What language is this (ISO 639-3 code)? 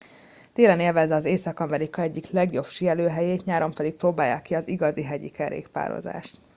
hun